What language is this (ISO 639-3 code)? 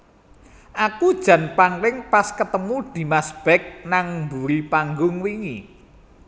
jav